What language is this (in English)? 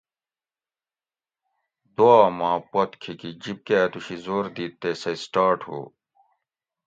Gawri